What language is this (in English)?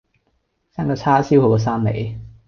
Cantonese